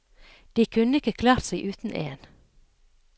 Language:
Norwegian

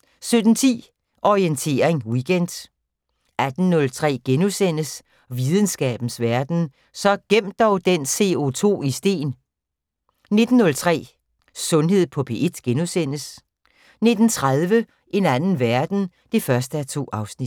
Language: Danish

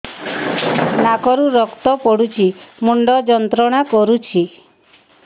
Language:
Odia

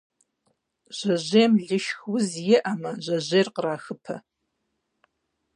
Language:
Kabardian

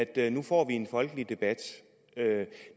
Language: Danish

